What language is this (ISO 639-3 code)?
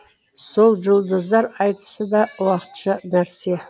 kaz